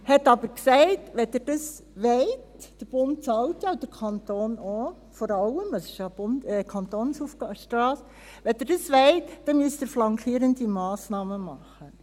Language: Swiss German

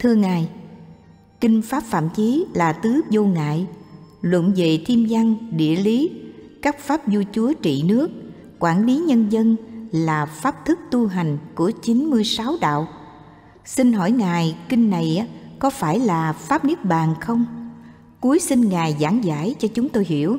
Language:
Vietnamese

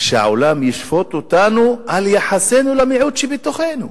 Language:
Hebrew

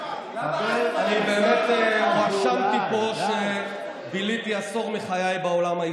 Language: Hebrew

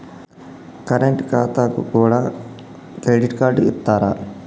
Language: Telugu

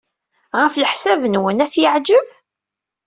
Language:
Kabyle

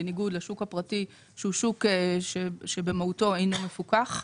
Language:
Hebrew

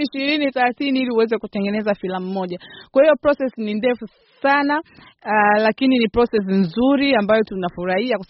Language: Swahili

